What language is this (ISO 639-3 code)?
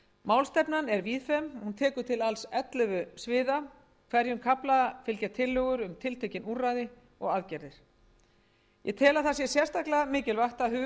isl